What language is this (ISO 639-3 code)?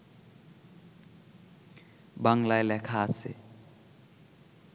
ben